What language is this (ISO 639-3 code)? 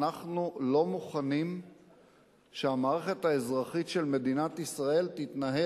heb